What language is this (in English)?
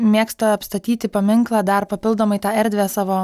Lithuanian